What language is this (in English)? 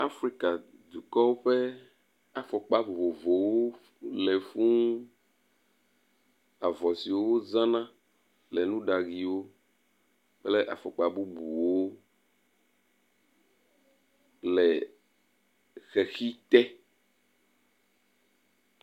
Ewe